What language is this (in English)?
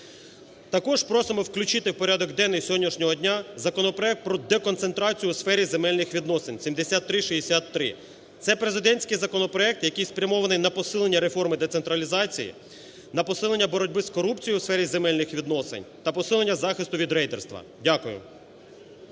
Ukrainian